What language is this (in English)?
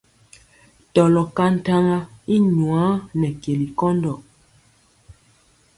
Mpiemo